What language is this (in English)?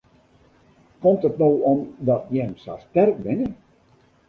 Western Frisian